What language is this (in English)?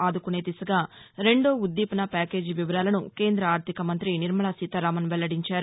Telugu